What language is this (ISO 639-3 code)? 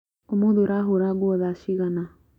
kik